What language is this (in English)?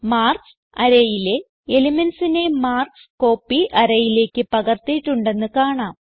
Malayalam